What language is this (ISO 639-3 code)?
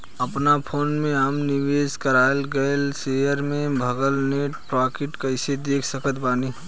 bho